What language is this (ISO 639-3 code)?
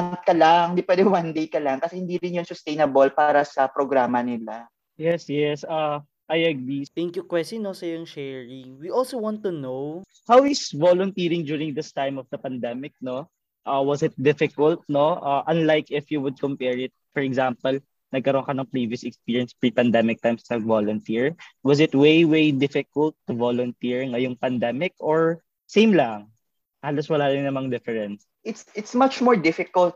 fil